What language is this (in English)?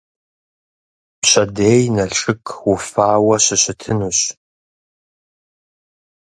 Kabardian